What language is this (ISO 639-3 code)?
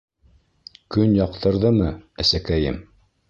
bak